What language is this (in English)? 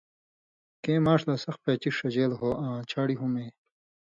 Indus Kohistani